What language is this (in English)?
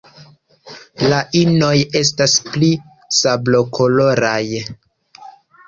Esperanto